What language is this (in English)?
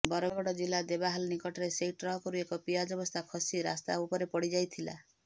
Odia